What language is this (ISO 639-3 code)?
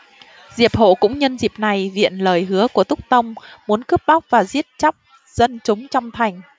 vie